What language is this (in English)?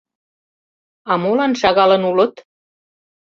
Mari